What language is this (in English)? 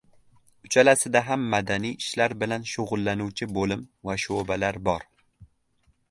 Uzbek